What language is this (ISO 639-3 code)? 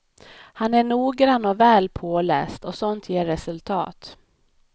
swe